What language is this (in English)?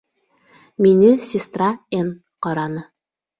Bashkir